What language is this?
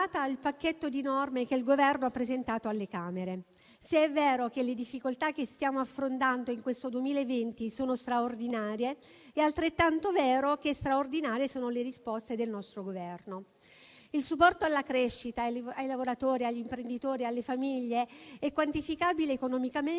Italian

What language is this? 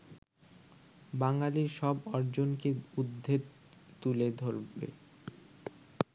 Bangla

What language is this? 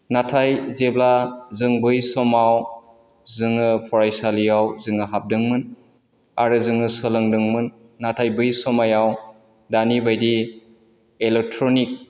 Bodo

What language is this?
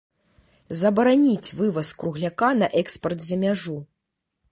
Belarusian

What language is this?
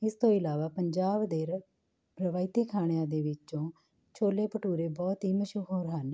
Punjabi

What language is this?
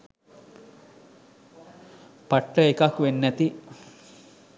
Sinhala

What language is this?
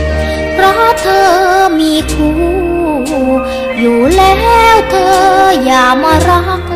Thai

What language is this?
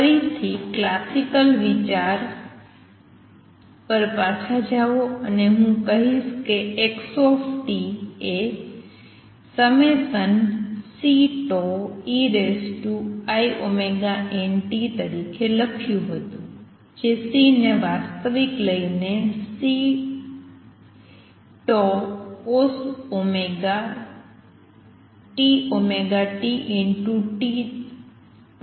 Gujarati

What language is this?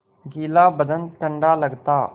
Hindi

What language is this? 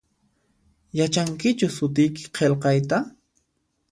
Puno Quechua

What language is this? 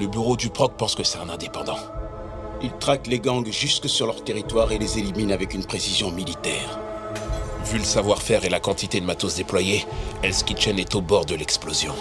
French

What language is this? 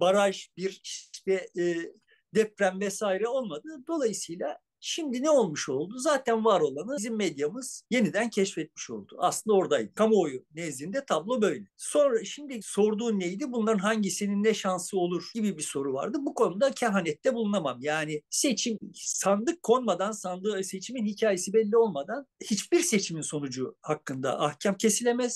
Turkish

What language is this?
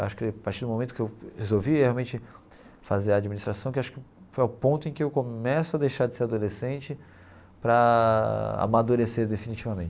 Portuguese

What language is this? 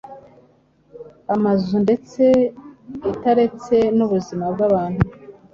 Kinyarwanda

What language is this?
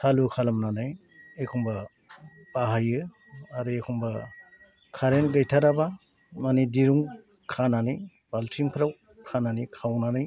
Bodo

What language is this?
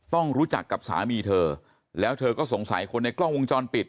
Thai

